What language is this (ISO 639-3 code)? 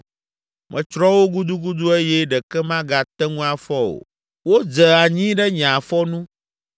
ewe